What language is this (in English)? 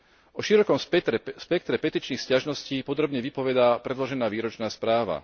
Slovak